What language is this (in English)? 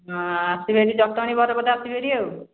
Odia